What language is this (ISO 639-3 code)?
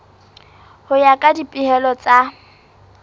sot